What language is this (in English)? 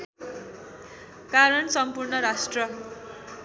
Nepali